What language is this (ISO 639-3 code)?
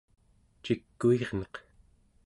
esu